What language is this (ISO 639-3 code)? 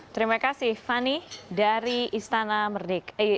ind